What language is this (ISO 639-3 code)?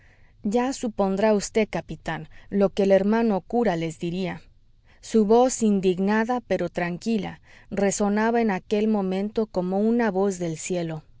spa